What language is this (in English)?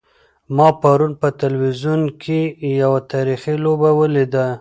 Pashto